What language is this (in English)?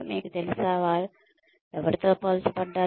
Telugu